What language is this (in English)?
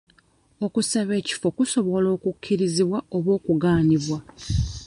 Ganda